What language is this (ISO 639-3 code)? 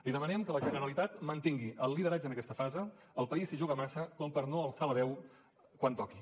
cat